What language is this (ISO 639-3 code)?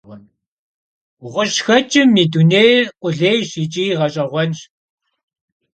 kbd